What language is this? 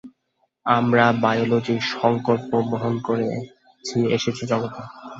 Bangla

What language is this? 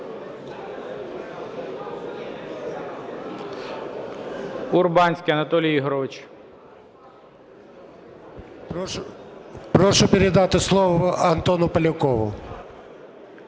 Ukrainian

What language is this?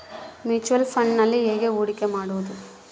Kannada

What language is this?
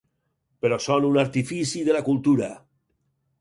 Catalan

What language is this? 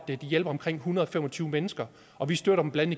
Danish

